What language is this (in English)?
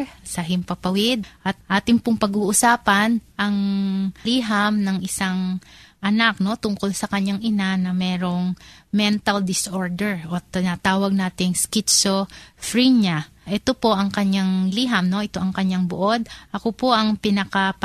Filipino